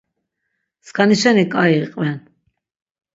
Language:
Laz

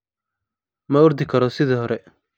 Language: Somali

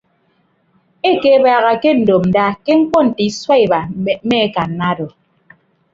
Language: Ibibio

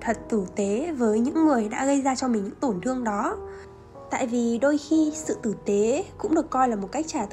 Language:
Vietnamese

